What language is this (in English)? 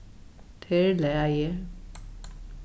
Faroese